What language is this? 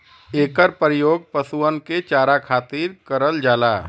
Bhojpuri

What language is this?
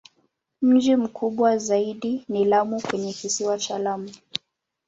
Swahili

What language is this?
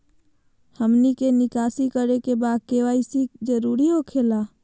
Magahi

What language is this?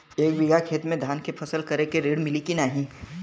Bhojpuri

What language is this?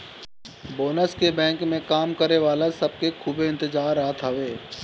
Bhojpuri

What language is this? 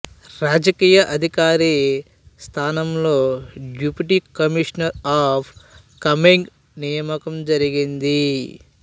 Telugu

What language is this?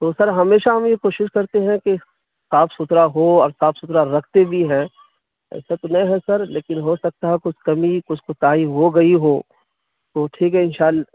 Urdu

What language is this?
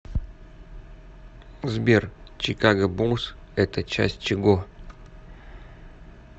Russian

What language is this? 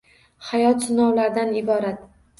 Uzbek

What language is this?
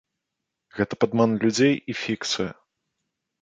Belarusian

